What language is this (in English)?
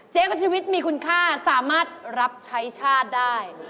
Thai